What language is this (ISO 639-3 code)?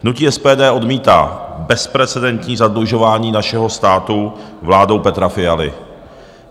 ces